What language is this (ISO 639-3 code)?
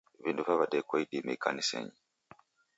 dav